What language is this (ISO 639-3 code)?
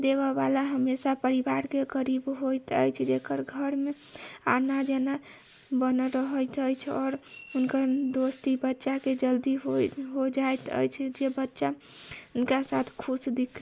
mai